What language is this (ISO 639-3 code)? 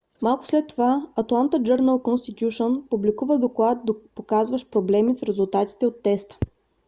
bul